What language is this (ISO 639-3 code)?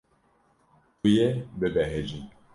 kur